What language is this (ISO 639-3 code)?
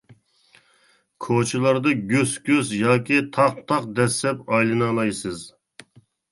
uig